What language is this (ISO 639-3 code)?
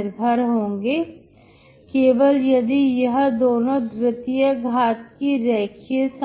hin